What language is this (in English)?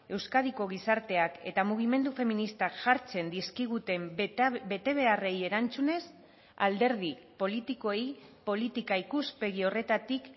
Basque